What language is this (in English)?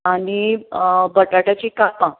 Konkani